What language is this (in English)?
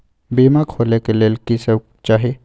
Maithili